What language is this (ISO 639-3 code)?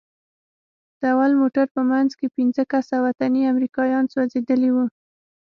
pus